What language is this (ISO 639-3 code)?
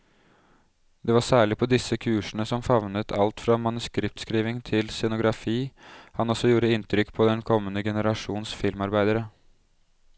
nor